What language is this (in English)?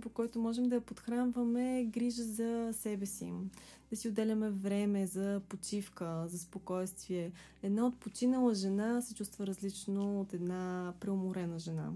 Bulgarian